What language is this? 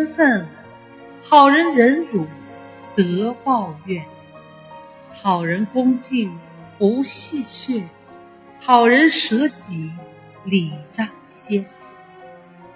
Chinese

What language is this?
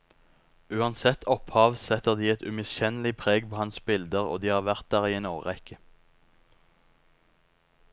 Norwegian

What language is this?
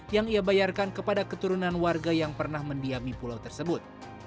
Indonesian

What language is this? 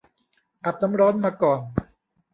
Thai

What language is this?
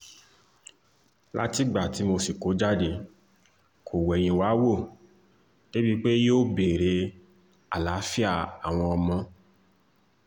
Yoruba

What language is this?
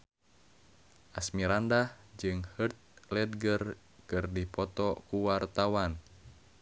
Sundanese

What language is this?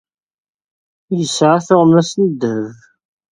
Kabyle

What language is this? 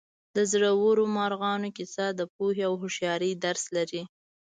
Pashto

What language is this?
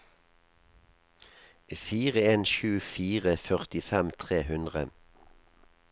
Norwegian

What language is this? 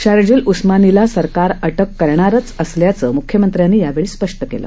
Marathi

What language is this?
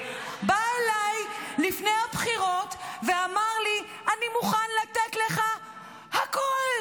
Hebrew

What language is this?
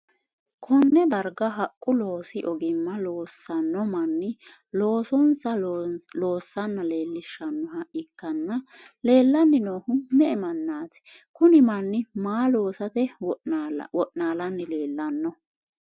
Sidamo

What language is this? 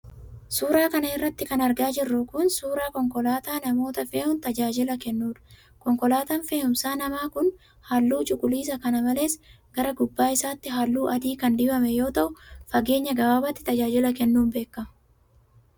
Oromo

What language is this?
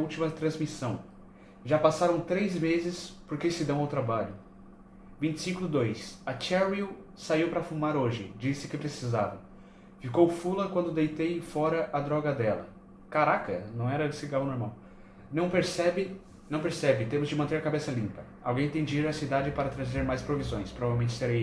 Portuguese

